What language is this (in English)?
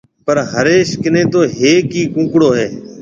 Marwari (Pakistan)